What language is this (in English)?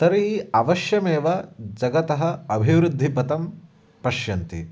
Sanskrit